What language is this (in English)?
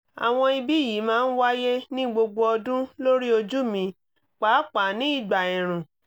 Yoruba